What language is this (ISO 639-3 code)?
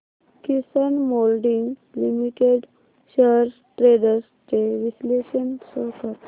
mar